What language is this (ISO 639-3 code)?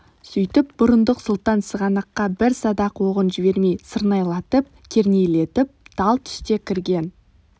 kaz